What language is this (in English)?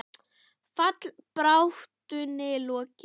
Icelandic